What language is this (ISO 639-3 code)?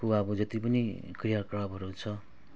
nep